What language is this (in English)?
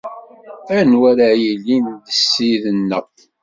Kabyle